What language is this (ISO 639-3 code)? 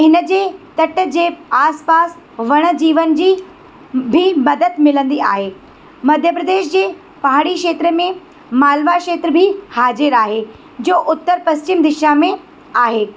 snd